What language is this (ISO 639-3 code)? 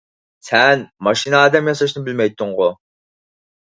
uig